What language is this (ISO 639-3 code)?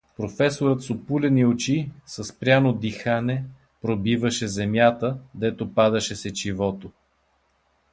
bul